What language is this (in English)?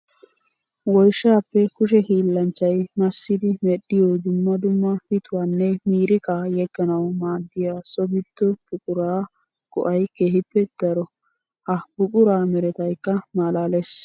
Wolaytta